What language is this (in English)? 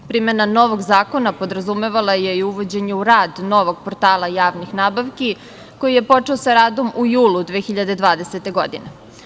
Serbian